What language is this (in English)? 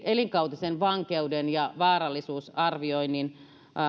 Finnish